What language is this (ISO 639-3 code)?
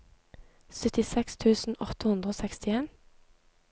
nor